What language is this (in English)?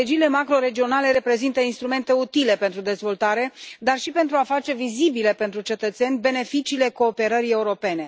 Romanian